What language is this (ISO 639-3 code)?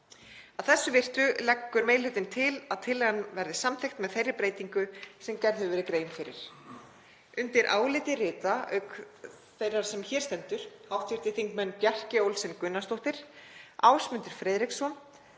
isl